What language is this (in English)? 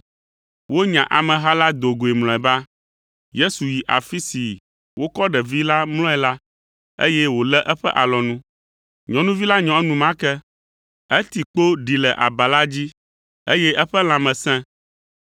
Ewe